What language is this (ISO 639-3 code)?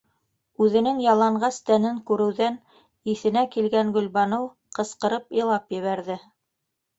bak